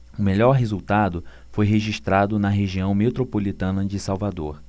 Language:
Portuguese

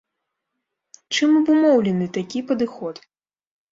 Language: Belarusian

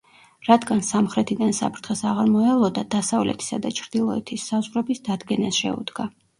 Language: Georgian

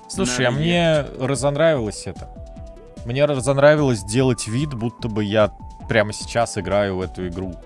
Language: Russian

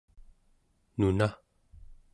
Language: Central Yupik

